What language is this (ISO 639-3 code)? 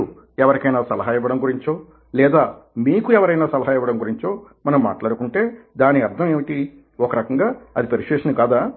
tel